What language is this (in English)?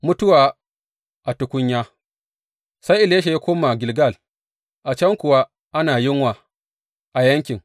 Hausa